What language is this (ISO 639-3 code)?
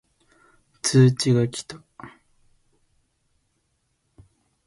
jpn